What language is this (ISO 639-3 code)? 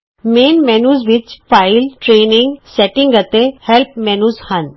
pan